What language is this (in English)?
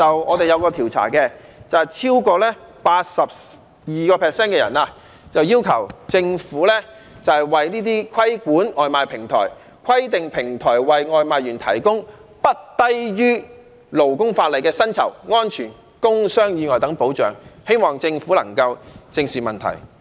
Cantonese